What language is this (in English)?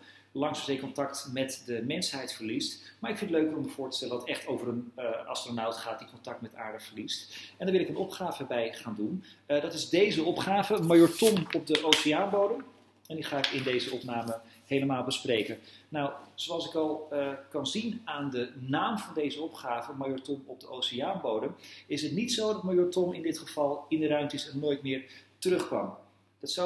Dutch